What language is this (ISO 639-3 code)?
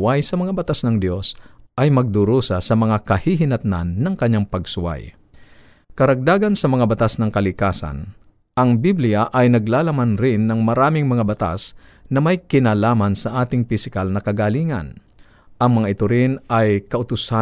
fil